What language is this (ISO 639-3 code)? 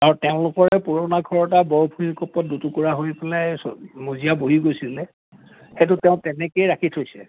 asm